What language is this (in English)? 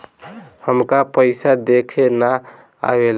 Bhojpuri